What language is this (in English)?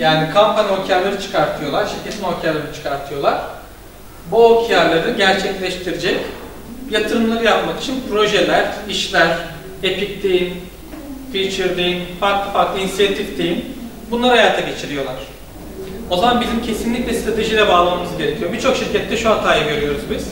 Turkish